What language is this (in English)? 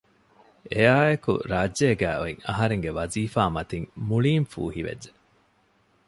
Divehi